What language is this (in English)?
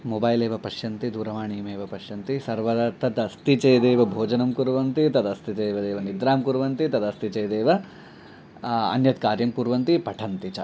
Sanskrit